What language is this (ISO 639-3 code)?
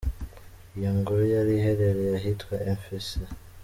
kin